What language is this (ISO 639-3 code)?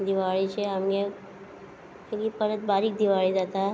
kok